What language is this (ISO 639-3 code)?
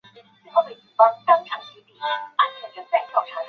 zho